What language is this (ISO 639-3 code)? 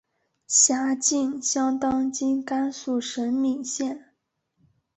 zho